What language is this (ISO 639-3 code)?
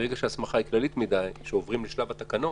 heb